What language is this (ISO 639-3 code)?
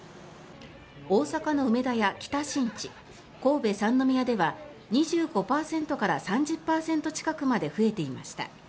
jpn